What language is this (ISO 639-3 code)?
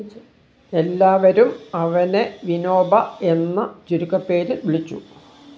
mal